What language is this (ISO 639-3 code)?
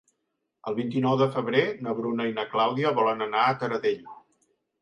cat